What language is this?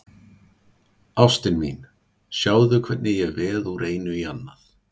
Icelandic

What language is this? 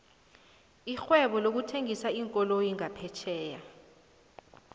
South Ndebele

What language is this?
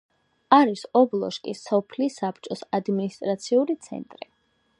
Georgian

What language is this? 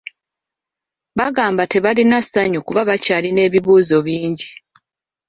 Ganda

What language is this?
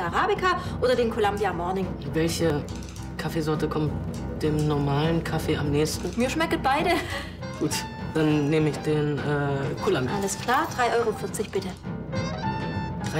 German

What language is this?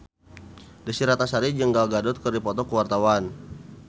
Sundanese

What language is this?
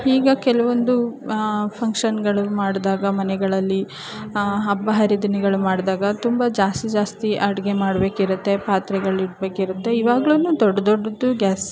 Kannada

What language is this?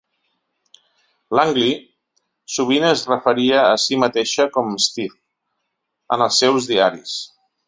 Catalan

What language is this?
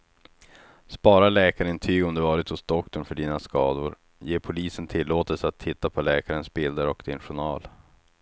Swedish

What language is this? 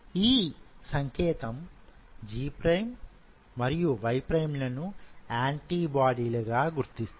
Telugu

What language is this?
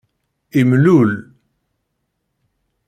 Kabyle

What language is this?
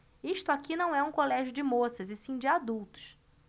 Portuguese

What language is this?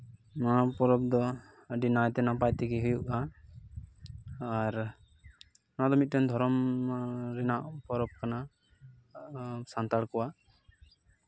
Santali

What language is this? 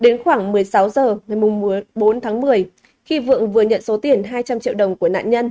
Vietnamese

